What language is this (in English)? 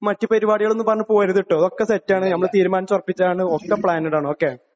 Malayalam